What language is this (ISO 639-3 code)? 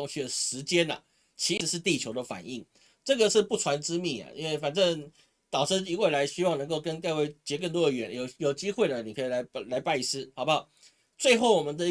zho